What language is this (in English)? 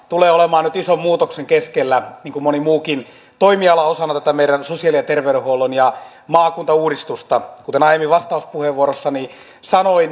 Finnish